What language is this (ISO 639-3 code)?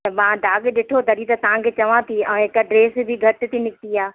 snd